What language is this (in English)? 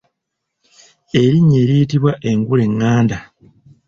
Ganda